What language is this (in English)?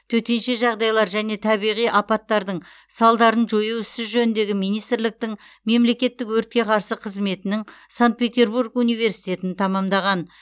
Kazakh